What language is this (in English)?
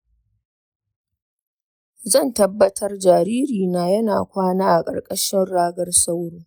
Hausa